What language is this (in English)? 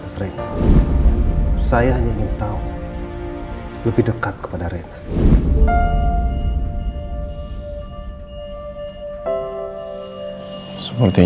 Indonesian